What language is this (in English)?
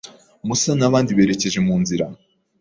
Kinyarwanda